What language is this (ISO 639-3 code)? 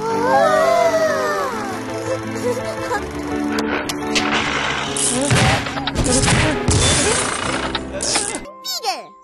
msa